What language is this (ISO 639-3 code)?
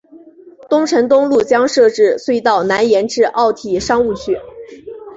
zho